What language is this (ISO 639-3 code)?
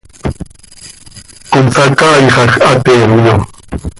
sei